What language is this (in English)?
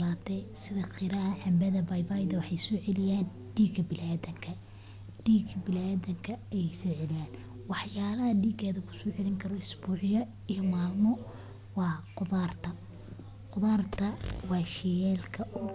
Somali